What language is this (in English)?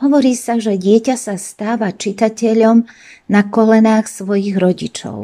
Slovak